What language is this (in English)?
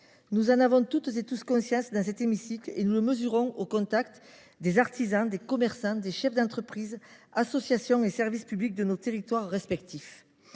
French